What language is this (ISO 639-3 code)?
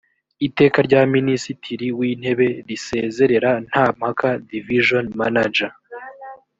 kin